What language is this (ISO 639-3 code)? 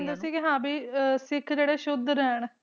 pan